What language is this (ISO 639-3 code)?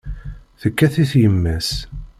kab